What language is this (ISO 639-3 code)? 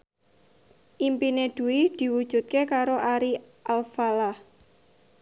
jav